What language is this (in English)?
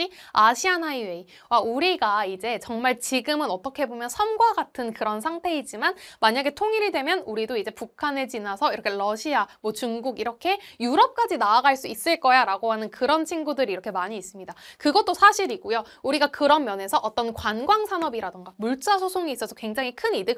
Korean